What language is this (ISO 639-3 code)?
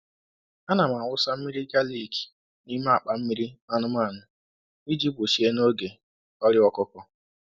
ibo